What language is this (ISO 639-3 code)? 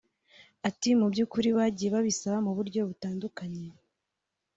kin